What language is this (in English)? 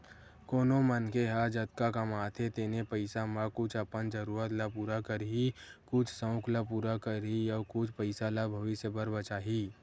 Chhattisgarhi